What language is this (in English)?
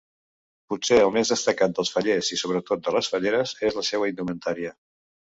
Catalan